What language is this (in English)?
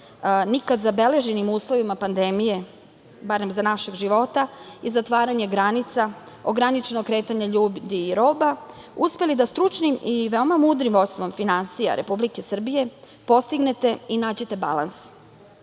Serbian